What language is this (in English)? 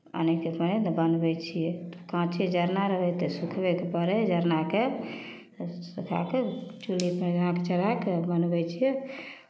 Maithili